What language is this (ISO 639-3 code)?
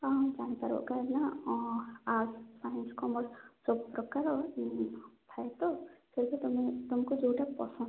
ori